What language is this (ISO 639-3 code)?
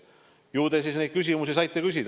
est